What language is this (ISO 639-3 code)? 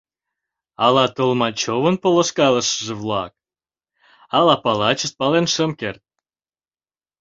chm